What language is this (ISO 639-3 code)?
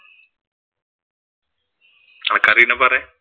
mal